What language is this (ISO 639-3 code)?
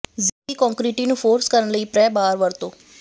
pan